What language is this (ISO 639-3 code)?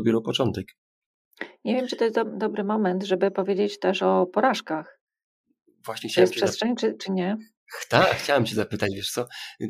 pol